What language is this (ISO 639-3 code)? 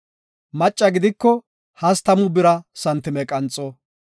gof